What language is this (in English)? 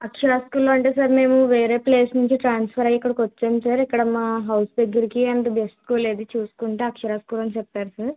Telugu